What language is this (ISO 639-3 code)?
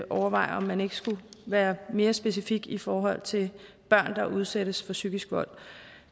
dan